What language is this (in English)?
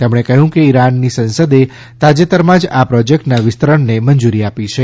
Gujarati